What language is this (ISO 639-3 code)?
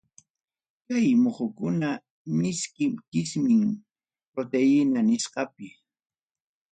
quy